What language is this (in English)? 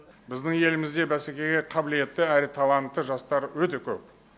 Kazakh